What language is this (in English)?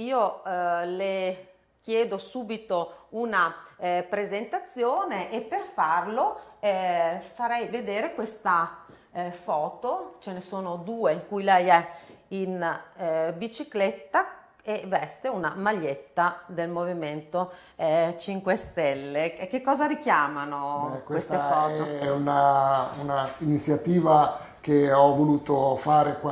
Italian